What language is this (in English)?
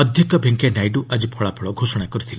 Odia